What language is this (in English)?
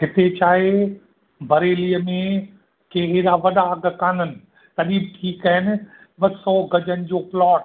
Sindhi